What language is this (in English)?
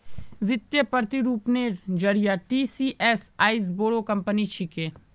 Magahi